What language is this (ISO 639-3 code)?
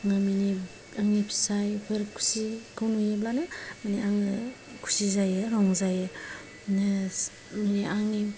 brx